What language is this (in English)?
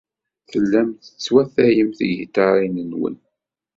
Kabyle